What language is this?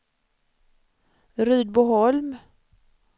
Swedish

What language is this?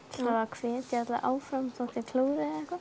Icelandic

